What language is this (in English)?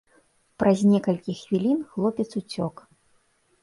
Belarusian